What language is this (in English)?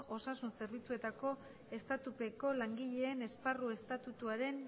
Basque